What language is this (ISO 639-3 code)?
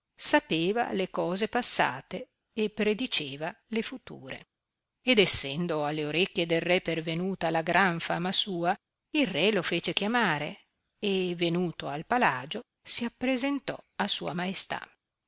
ita